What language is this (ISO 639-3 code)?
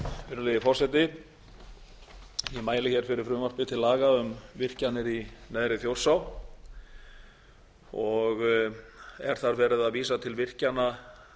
isl